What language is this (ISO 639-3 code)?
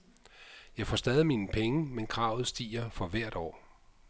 dan